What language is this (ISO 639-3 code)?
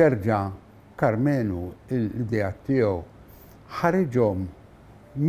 ara